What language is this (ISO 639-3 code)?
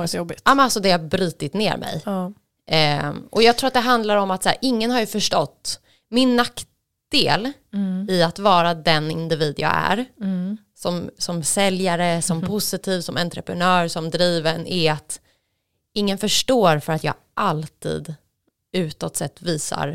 swe